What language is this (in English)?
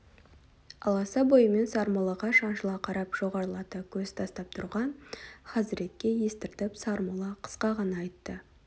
Kazakh